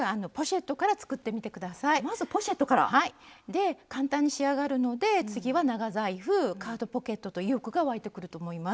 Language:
Japanese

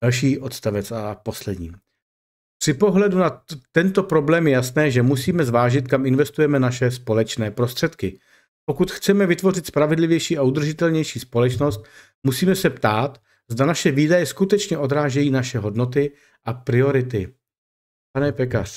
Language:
Czech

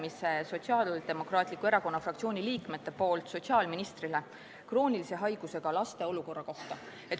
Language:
Estonian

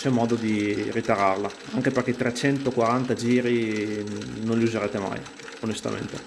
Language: Italian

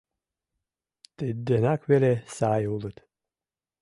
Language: Mari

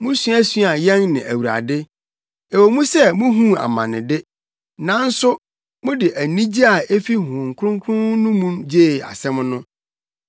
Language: Akan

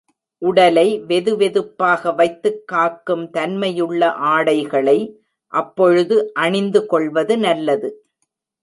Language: Tamil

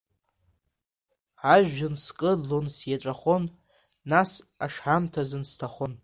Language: Abkhazian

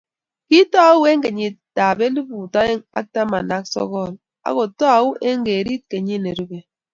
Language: Kalenjin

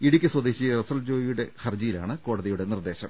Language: Malayalam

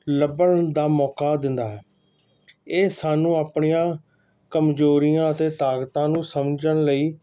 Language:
Punjabi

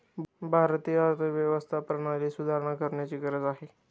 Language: Marathi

